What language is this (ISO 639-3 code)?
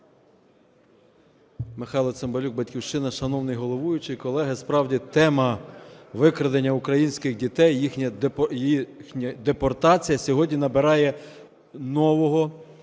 ukr